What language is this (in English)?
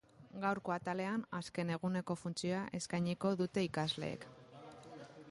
Basque